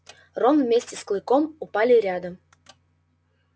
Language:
Russian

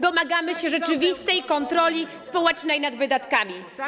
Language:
Polish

